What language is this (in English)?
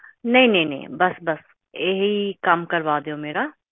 Punjabi